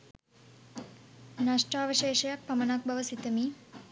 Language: Sinhala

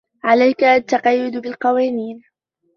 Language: Arabic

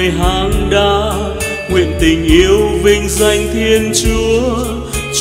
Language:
Vietnamese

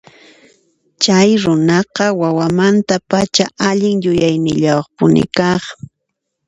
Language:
Puno Quechua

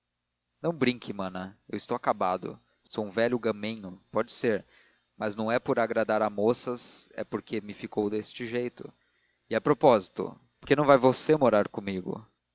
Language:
Portuguese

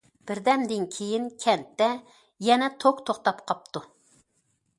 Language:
Uyghur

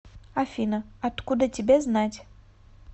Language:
Russian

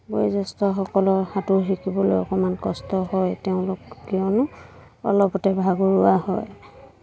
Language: Assamese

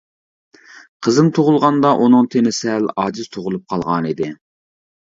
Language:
Uyghur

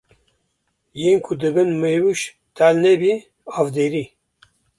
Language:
Kurdish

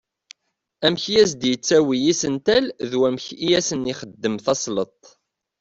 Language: Kabyle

